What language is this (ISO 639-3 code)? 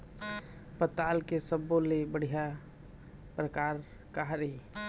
hne